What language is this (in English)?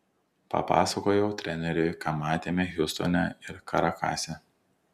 Lithuanian